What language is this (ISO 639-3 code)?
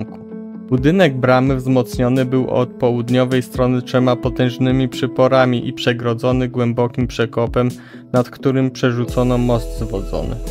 pol